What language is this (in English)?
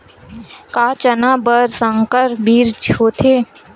Chhattisgarhi